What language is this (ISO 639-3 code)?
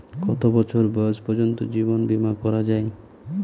ben